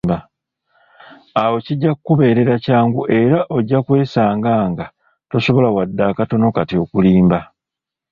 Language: Ganda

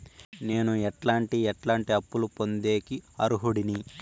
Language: Telugu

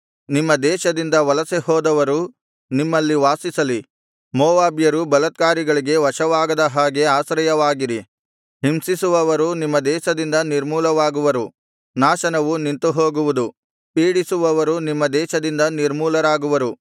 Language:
Kannada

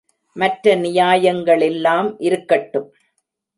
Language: Tamil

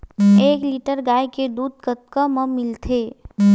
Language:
Chhattisgarhi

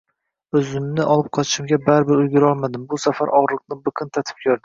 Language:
Uzbek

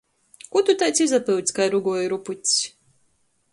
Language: Latgalian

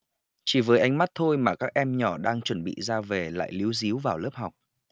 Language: Vietnamese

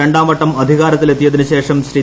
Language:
Malayalam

